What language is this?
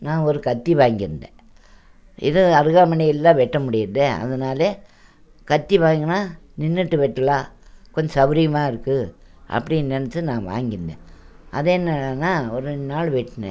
Tamil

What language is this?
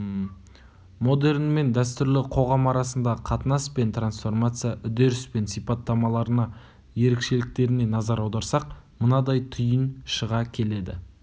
Kazakh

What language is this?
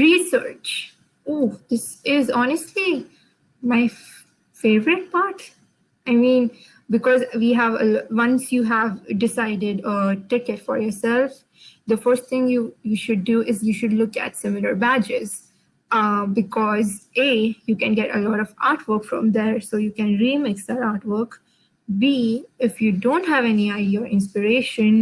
English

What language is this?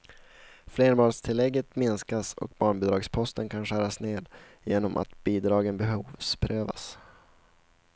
Swedish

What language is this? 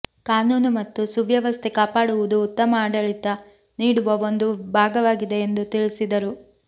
Kannada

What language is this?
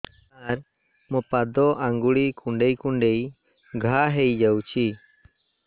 Odia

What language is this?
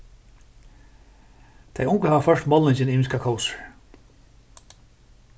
Faroese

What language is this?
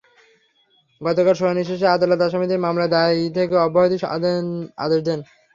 Bangla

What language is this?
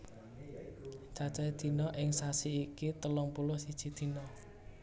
Javanese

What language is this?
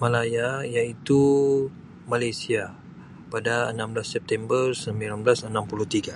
Sabah Malay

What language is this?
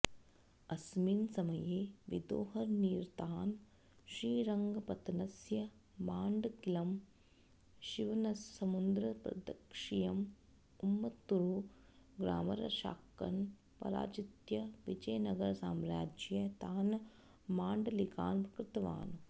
Sanskrit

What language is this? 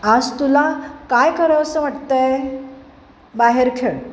Marathi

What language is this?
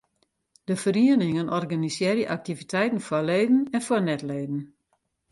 Western Frisian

